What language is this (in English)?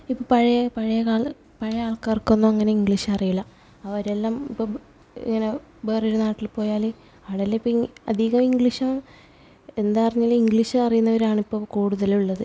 Malayalam